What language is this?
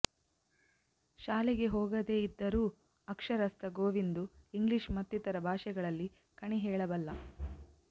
Kannada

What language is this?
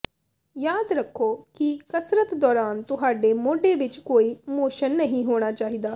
Punjabi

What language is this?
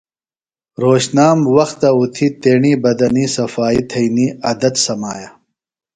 Phalura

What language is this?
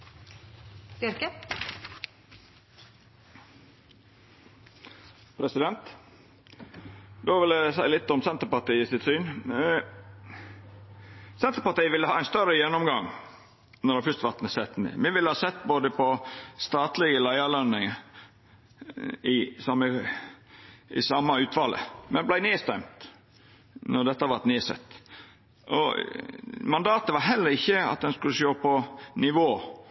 Norwegian Nynorsk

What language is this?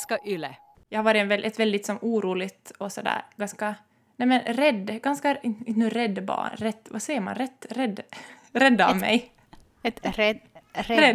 Swedish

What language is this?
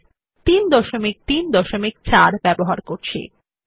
Bangla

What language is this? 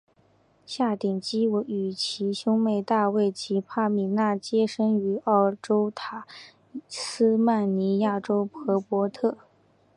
Chinese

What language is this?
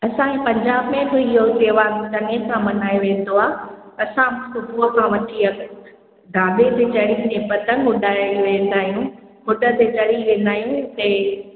Sindhi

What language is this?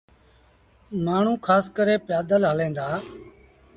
Sindhi Bhil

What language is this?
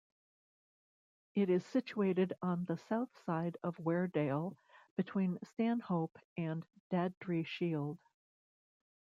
English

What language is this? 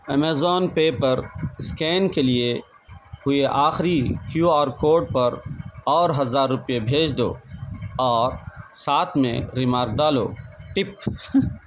Urdu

